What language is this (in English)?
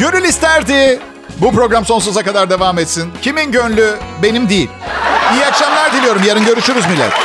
Turkish